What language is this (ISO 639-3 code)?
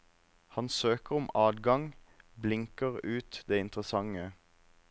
nor